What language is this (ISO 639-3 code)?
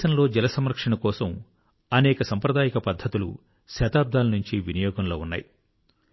tel